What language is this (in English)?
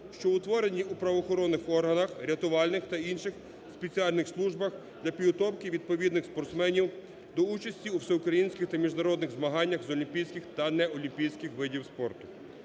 Ukrainian